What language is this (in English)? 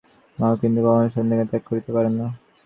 Bangla